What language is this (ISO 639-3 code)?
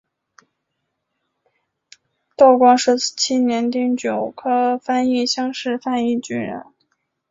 zho